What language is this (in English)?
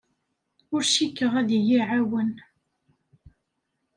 Kabyle